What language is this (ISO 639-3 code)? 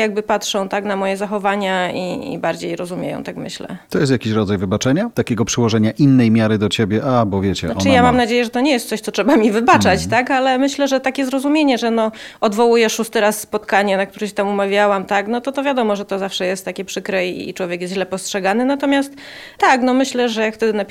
pol